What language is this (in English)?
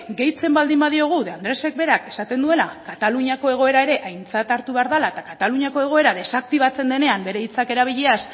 Basque